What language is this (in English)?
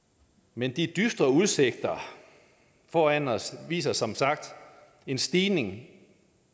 Danish